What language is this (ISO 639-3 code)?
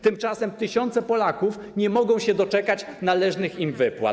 pol